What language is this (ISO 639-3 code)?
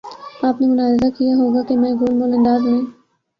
urd